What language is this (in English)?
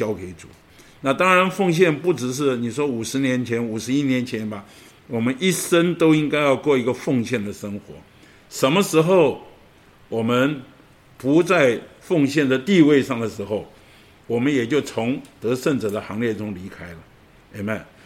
Chinese